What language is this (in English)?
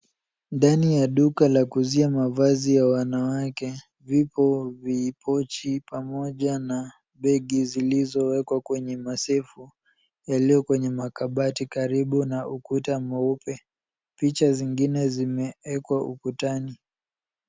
Swahili